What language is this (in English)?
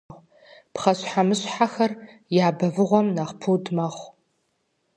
Kabardian